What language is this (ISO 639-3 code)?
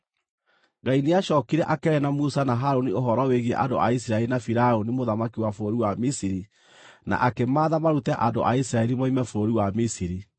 kik